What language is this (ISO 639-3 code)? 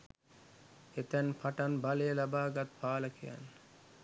sin